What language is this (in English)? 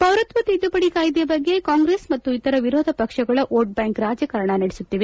Kannada